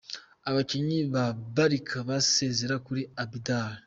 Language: Kinyarwanda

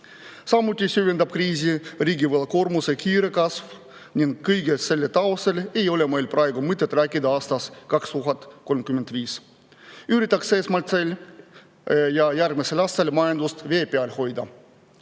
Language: Estonian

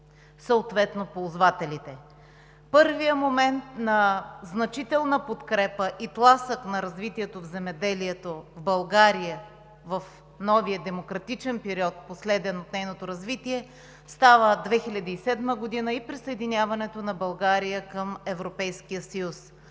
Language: Bulgarian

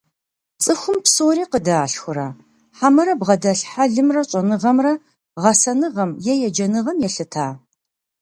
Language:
Kabardian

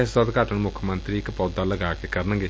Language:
Punjabi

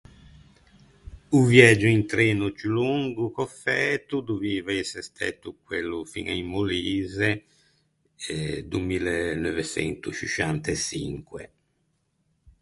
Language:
Ligurian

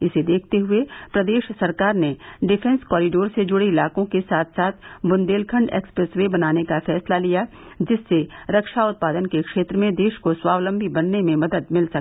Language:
Hindi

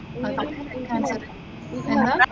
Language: Malayalam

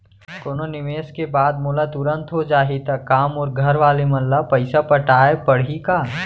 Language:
Chhattisgarhi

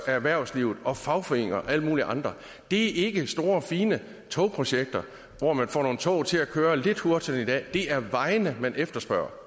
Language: Danish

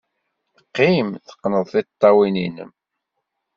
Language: Kabyle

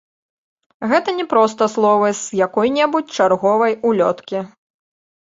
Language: Belarusian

